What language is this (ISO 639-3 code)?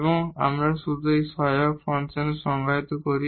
ben